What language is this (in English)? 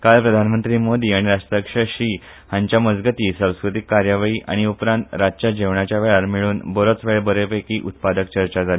Konkani